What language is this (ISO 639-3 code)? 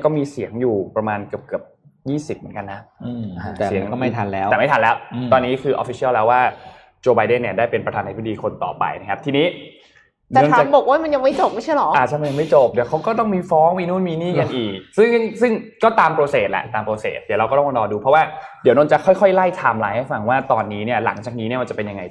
tha